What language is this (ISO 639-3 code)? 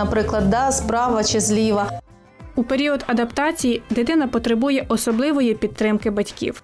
ukr